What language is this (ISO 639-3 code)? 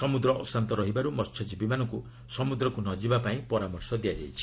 ori